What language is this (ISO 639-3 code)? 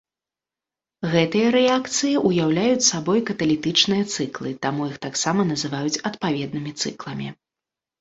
bel